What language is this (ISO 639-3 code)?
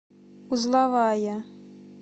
rus